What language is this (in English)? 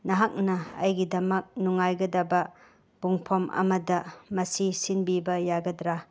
Manipuri